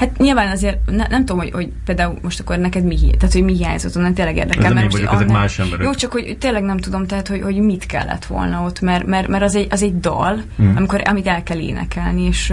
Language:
Hungarian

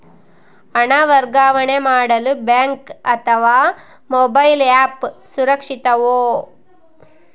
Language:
Kannada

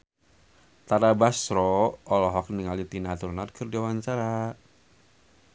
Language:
Sundanese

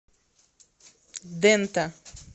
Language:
Russian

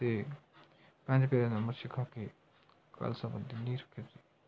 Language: Punjabi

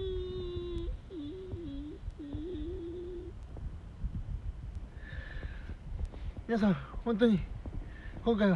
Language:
Japanese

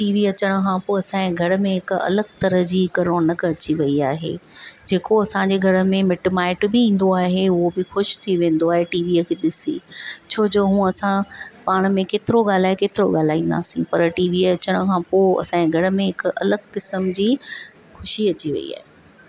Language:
Sindhi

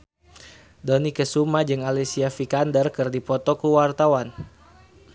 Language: Sundanese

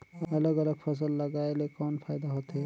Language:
Chhattisgarhi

